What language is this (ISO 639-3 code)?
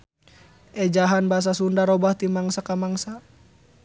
sun